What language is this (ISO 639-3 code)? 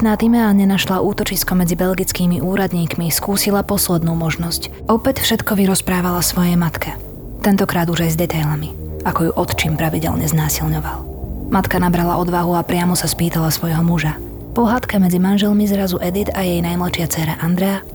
slk